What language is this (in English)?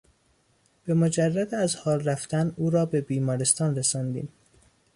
Persian